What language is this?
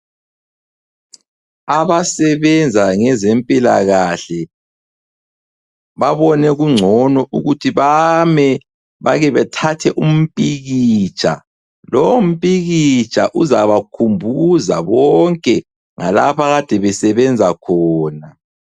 North Ndebele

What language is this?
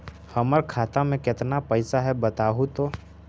Magahi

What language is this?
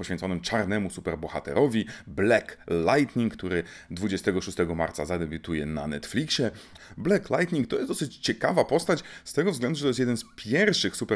Polish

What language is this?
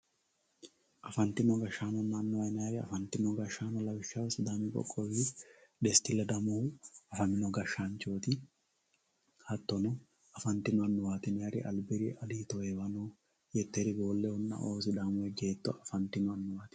Sidamo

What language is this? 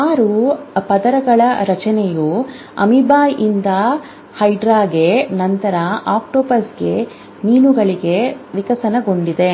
Kannada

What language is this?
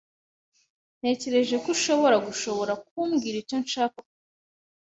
Kinyarwanda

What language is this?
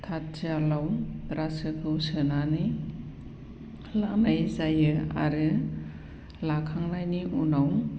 Bodo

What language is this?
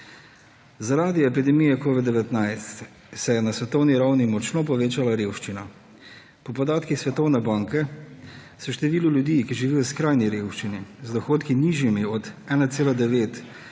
Slovenian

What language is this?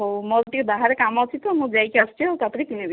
Odia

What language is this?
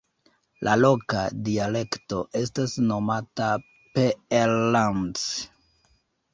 Esperanto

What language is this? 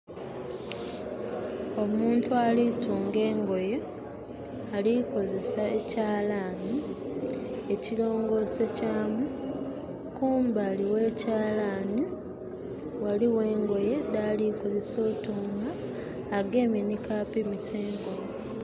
Soga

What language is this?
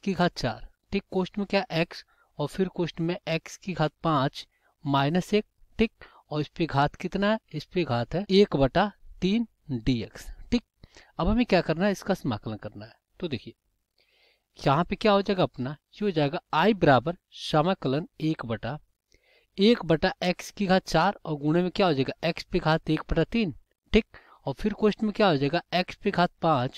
Hindi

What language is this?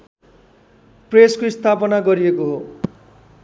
Nepali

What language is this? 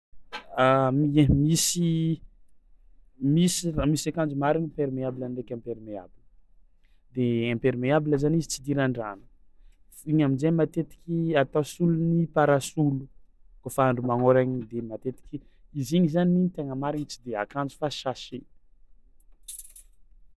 Tsimihety Malagasy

